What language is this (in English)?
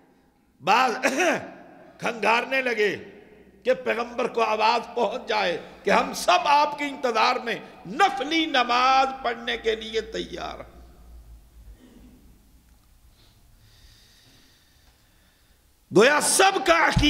Arabic